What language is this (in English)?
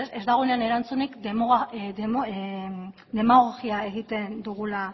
Basque